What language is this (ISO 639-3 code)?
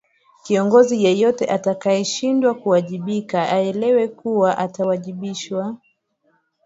swa